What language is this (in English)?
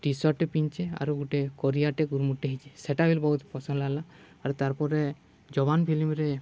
Odia